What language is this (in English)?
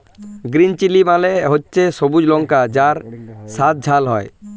Bangla